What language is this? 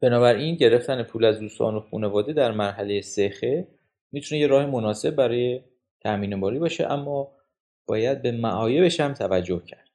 Persian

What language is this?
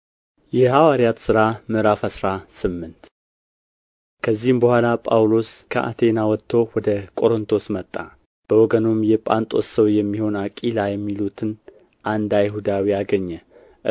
Amharic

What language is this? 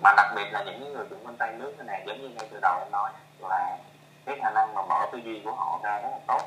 Vietnamese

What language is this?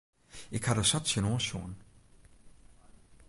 Western Frisian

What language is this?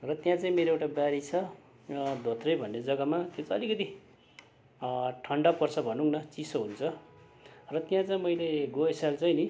Nepali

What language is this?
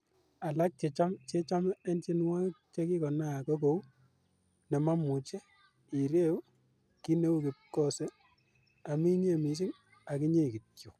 Kalenjin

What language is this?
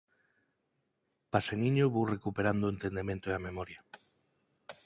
Galician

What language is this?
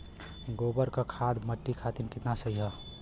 Bhojpuri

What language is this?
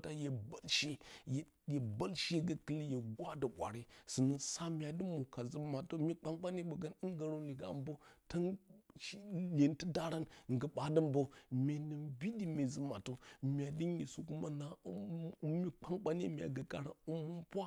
Bacama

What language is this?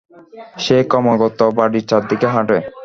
Bangla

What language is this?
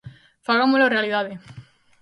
Galician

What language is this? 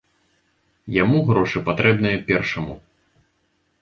Belarusian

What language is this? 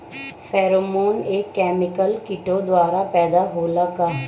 Bhojpuri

